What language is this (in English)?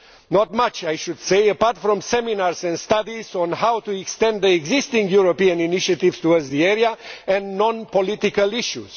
English